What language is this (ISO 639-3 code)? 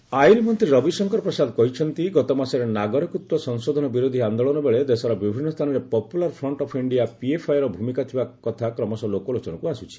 ori